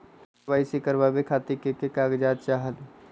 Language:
Magahi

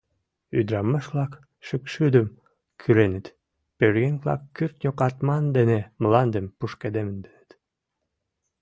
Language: Mari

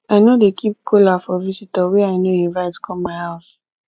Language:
Nigerian Pidgin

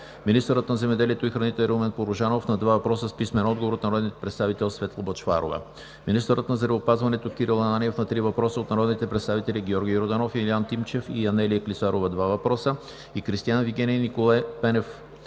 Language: Bulgarian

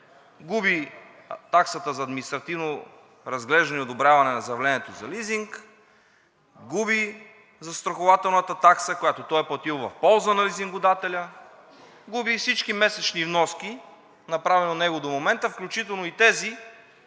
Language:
Bulgarian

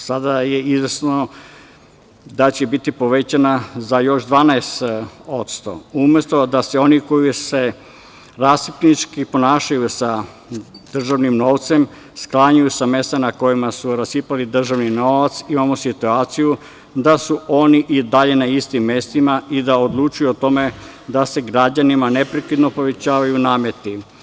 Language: Serbian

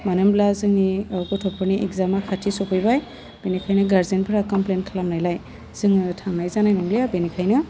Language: Bodo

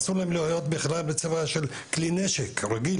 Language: Hebrew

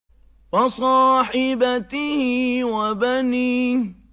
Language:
Arabic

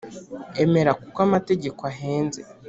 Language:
Kinyarwanda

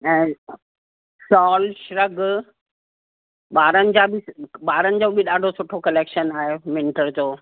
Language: Sindhi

